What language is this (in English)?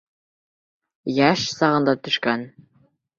Bashkir